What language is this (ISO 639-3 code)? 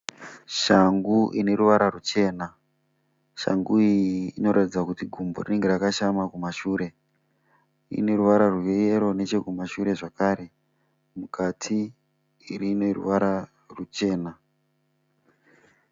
sna